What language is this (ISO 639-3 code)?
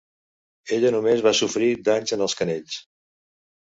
cat